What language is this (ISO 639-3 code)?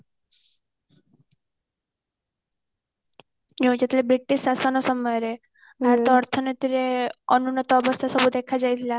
ori